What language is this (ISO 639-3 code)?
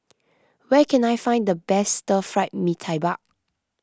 eng